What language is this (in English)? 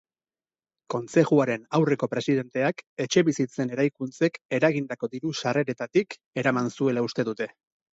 Basque